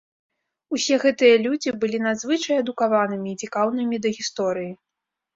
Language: Belarusian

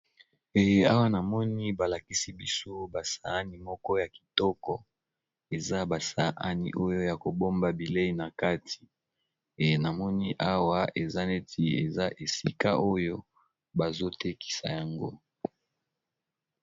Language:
Lingala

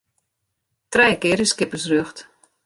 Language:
Western Frisian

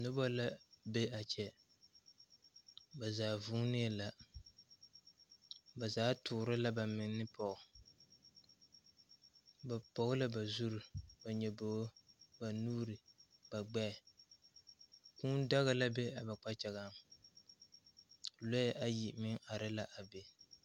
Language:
Southern Dagaare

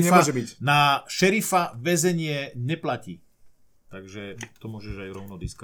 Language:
Slovak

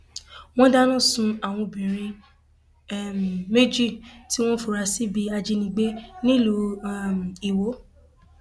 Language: Yoruba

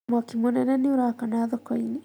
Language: Kikuyu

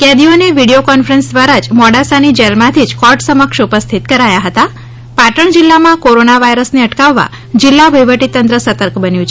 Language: Gujarati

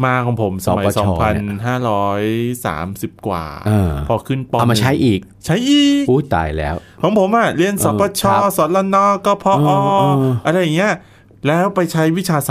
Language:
Thai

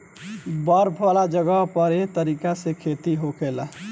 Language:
Bhojpuri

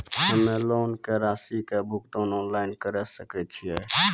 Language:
Maithili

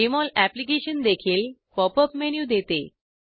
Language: Marathi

